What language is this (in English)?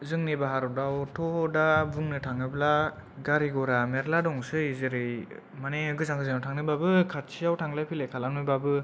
Bodo